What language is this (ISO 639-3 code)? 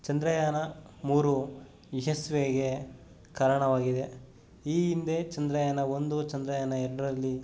kan